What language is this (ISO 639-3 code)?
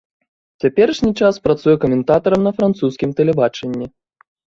bel